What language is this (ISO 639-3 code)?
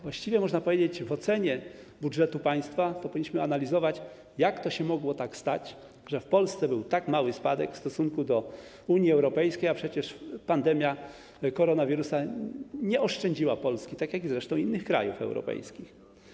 pol